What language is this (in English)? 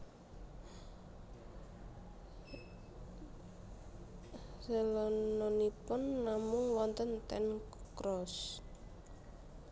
Javanese